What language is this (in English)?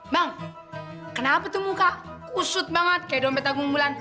Indonesian